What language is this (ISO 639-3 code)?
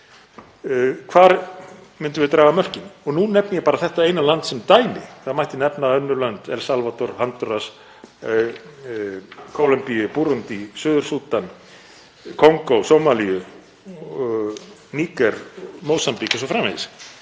isl